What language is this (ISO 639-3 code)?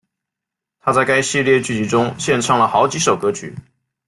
zho